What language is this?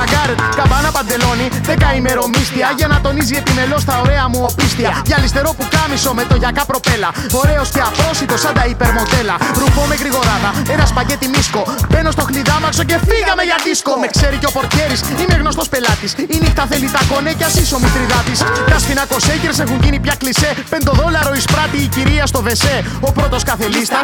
Greek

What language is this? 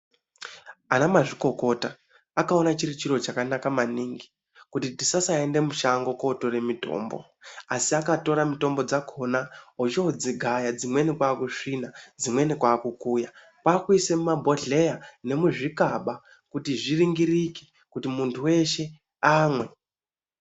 Ndau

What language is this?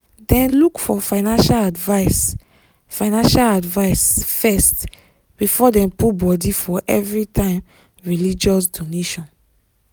Nigerian Pidgin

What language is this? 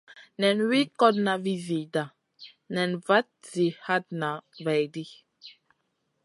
Masana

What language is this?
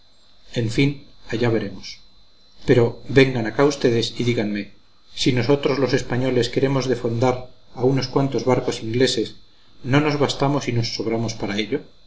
Spanish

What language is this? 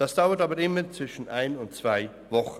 Swiss German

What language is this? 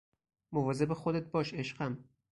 Persian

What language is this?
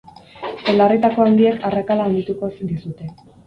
Basque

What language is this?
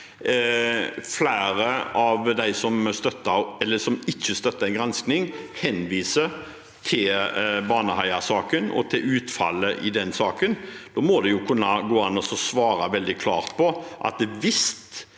Norwegian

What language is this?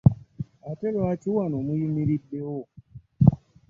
Ganda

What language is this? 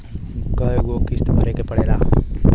Bhojpuri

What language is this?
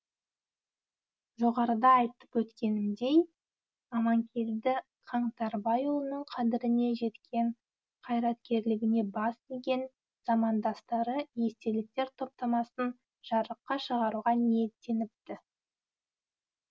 Kazakh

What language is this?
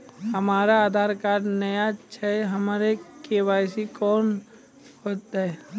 Maithili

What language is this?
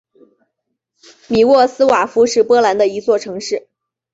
Chinese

